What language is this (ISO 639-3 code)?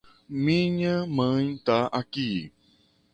por